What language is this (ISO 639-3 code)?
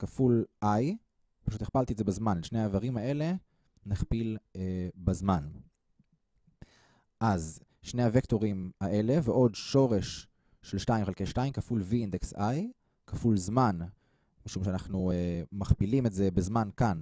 heb